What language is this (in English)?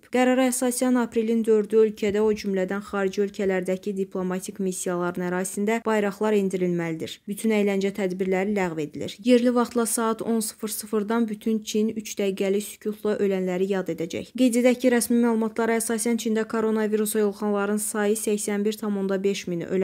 Turkish